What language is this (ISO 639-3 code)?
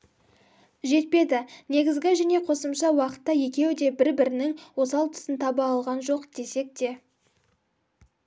kaz